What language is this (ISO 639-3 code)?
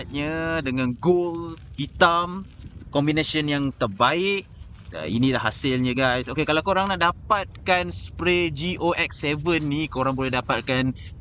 msa